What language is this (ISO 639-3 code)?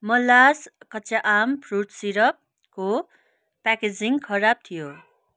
nep